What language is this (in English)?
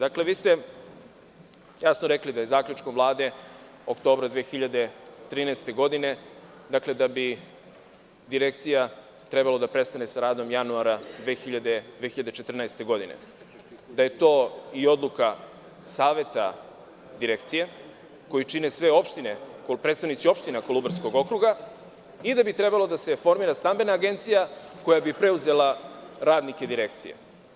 Serbian